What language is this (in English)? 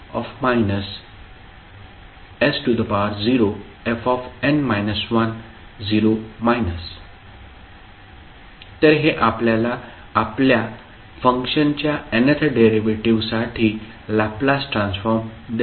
Marathi